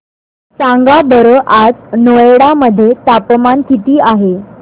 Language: Marathi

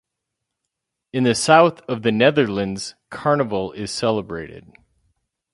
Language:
English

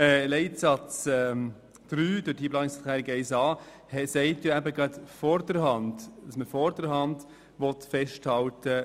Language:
Swiss German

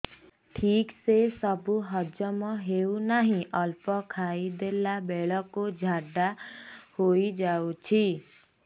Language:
Odia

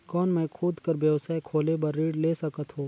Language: Chhattisgarhi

